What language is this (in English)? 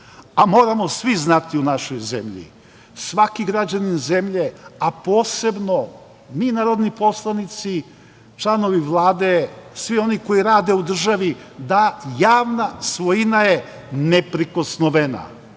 Serbian